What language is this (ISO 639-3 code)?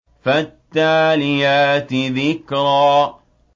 ara